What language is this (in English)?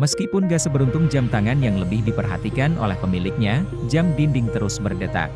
Indonesian